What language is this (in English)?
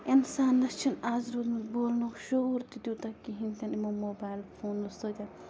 Kashmiri